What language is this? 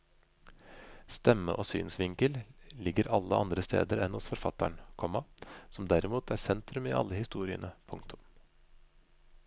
Norwegian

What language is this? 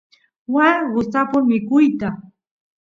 Santiago del Estero Quichua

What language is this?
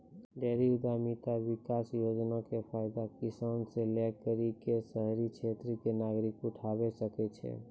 Maithili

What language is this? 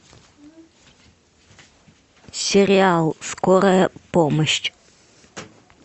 Russian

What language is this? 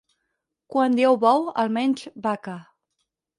Catalan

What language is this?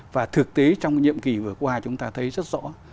Vietnamese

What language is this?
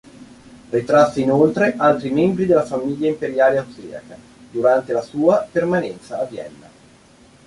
Italian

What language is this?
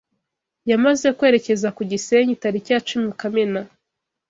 Kinyarwanda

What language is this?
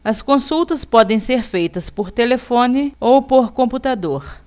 Portuguese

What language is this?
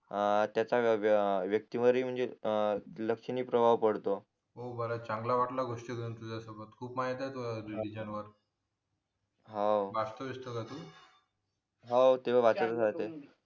Marathi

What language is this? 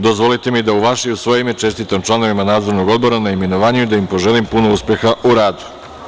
Serbian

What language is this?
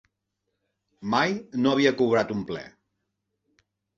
Catalan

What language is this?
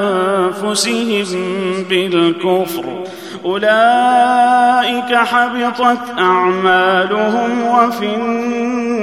Arabic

